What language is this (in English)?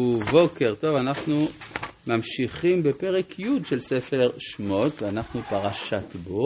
Hebrew